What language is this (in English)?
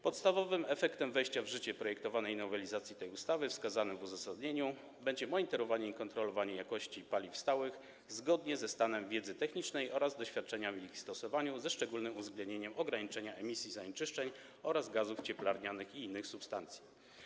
Polish